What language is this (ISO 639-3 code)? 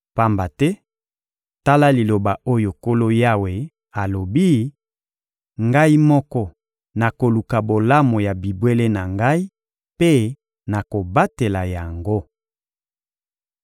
lin